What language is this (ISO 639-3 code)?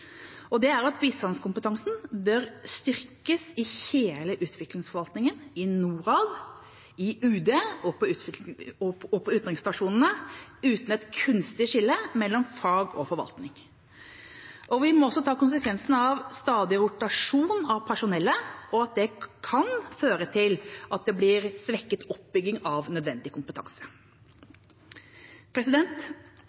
nob